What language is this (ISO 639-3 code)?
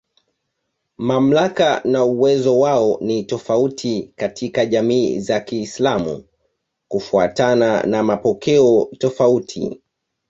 swa